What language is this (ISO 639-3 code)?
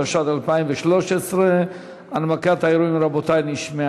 heb